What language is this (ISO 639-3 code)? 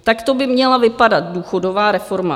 ces